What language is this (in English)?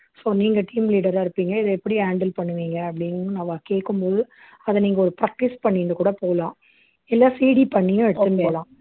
Tamil